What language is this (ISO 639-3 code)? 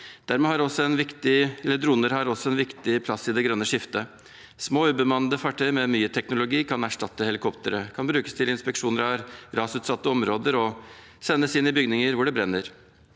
nor